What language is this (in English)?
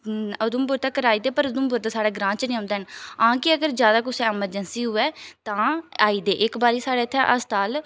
Dogri